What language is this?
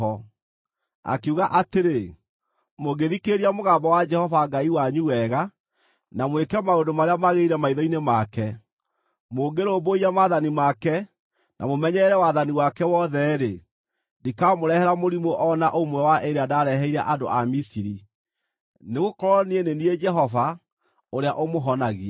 Kikuyu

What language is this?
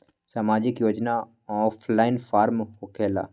Magahi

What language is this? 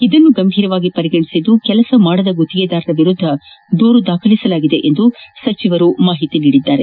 Kannada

